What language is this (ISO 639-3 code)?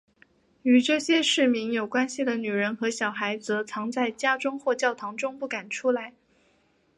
zho